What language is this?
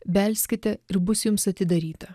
Lithuanian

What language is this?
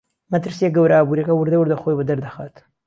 Central Kurdish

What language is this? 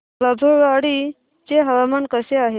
Marathi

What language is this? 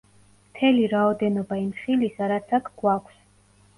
Georgian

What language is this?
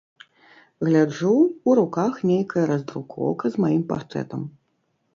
Belarusian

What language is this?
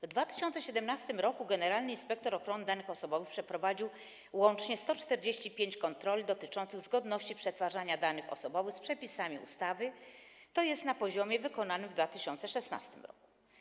Polish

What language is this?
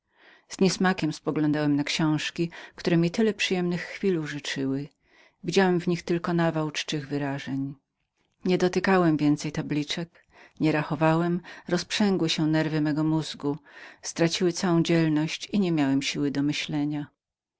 Polish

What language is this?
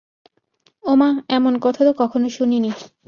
Bangla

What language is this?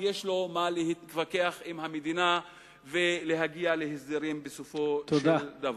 Hebrew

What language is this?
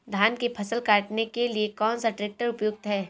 Hindi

